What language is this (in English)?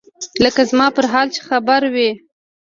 Pashto